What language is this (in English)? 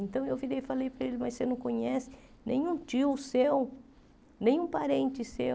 Portuguese